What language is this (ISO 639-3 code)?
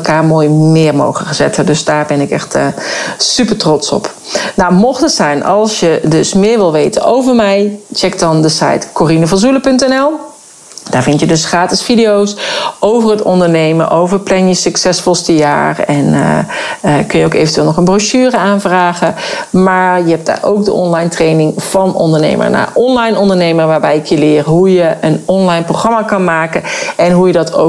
nld